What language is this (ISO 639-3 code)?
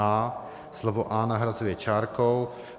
ces